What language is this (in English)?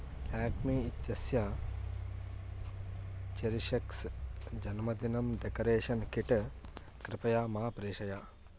Sanskrit